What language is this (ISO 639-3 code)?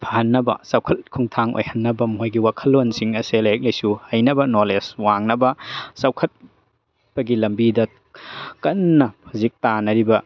mni